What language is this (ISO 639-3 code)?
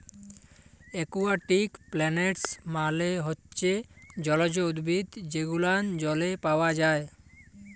ben